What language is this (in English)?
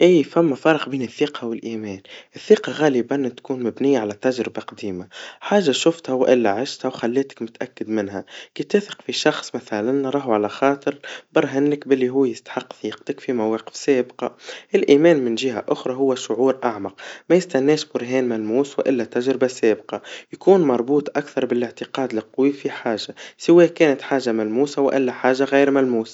Tunisian Arabic